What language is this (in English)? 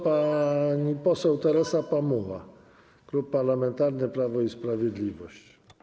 Polish